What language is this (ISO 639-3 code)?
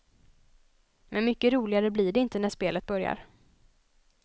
swe